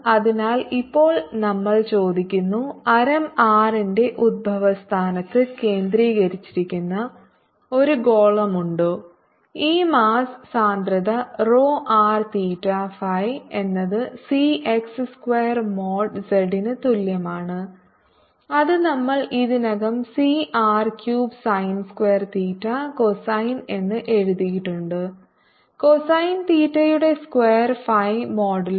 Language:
Malayalam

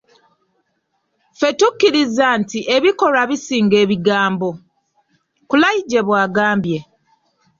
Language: Ganda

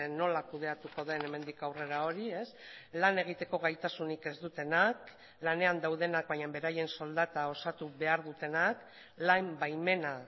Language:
Basque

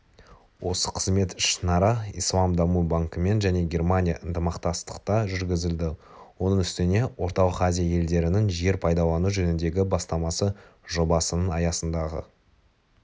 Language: Kazakh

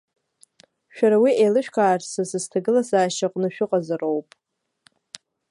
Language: Abkhazian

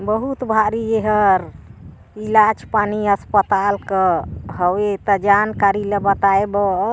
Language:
Chhattisgarhi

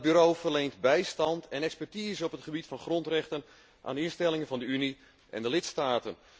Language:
Dutch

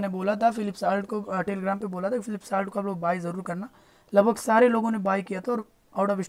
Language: Hindi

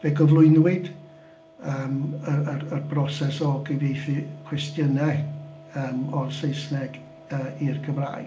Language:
Welsh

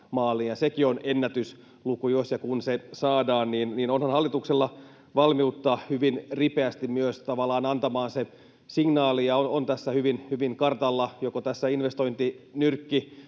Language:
Finnish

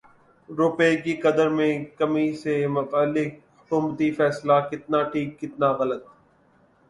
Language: Urdu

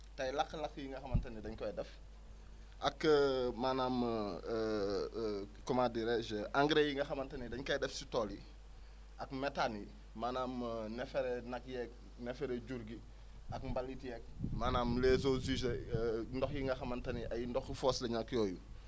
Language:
Wolof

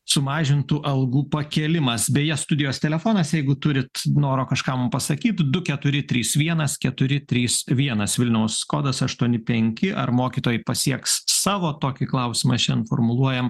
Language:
Lithuanian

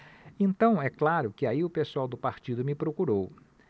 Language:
Portuguese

